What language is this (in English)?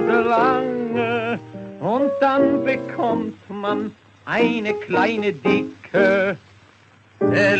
German